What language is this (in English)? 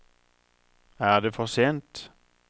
Norwegian